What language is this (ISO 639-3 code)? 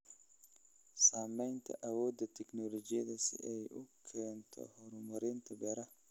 som